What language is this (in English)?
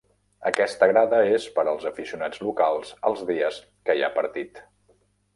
Catalan